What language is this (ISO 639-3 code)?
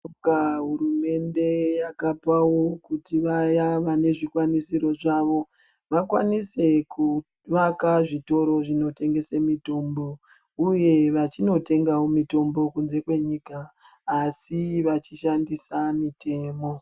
ndc